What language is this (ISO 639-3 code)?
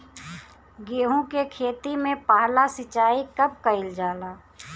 bho